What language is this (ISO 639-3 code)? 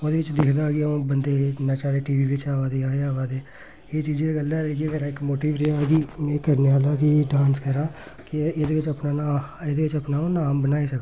doi